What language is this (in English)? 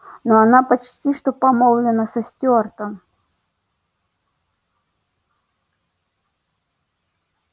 Russian